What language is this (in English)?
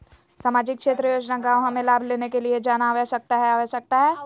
Magahi